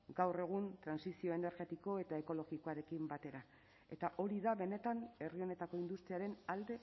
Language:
Basque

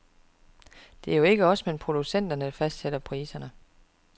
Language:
Danish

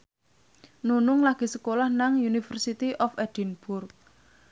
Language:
Javanese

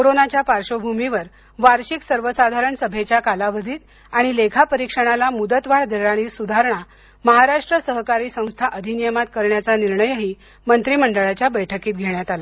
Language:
Marathi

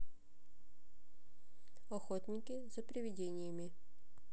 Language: Russian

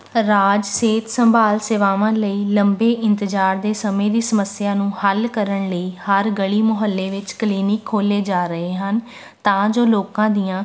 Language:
Punjabi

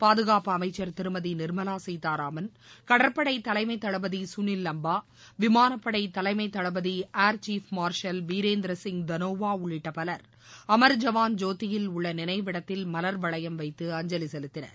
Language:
Tamil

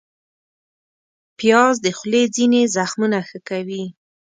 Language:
Pashto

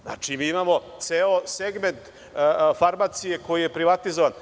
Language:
Serbian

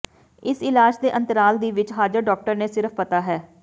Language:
Punjabi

